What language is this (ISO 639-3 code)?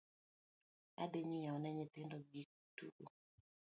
luo